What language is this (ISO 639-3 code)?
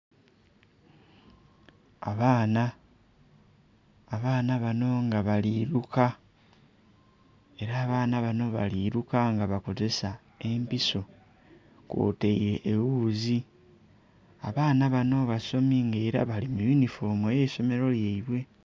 xog